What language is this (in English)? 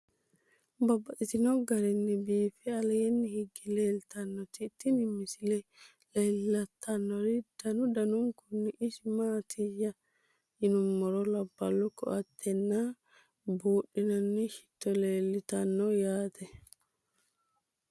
Sidamo